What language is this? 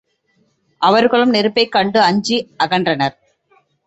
Tamil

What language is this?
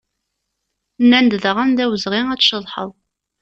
Kabyle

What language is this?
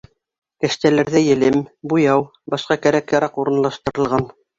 Bashkir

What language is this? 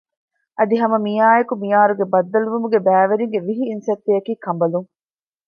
Divehi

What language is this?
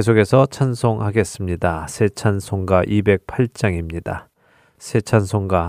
Korean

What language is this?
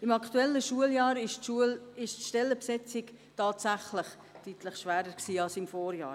Swiss German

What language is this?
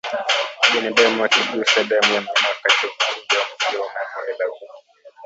Swahili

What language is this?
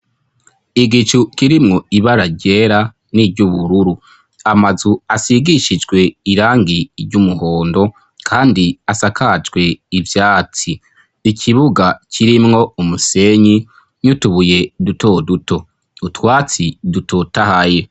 Rundi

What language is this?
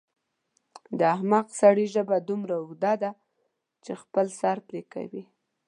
Pashto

